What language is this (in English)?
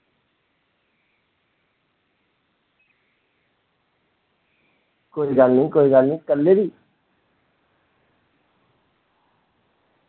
Dogri